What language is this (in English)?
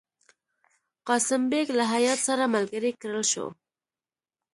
Pashto